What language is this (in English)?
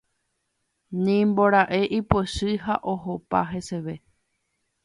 Guarani